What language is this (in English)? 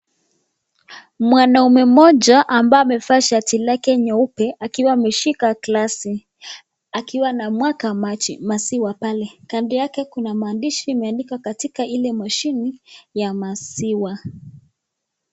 Swahili